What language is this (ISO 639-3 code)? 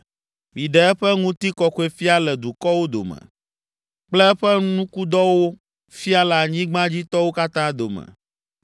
ewe